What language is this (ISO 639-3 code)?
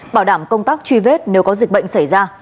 vie